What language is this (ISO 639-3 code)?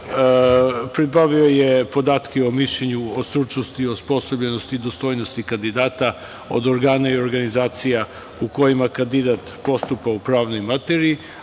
srp